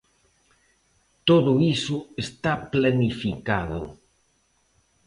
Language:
Galician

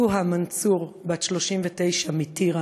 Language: Hebrew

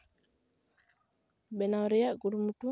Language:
Santali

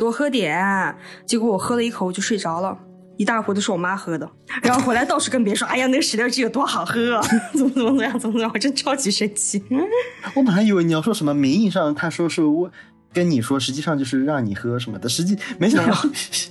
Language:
Chinese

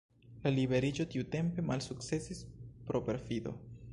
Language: Esperanto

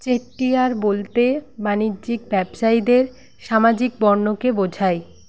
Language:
Bangla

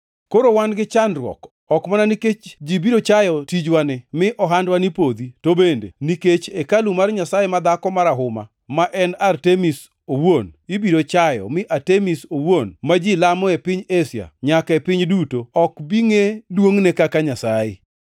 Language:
Luo (Kenya and Tanzania)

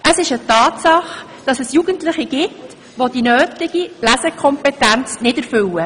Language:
Swiss German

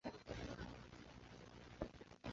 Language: Chinese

